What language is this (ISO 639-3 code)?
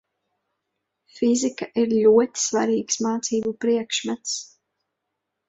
lav